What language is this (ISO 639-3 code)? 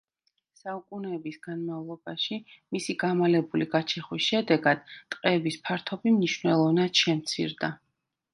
kat